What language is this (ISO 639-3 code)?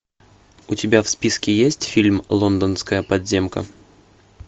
rus